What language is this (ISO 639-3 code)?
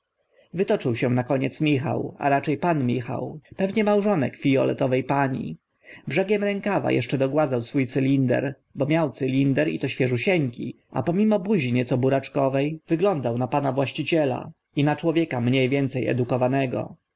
pol